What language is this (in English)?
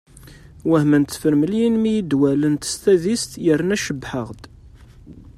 Kabyle